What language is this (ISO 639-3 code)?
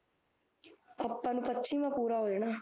pan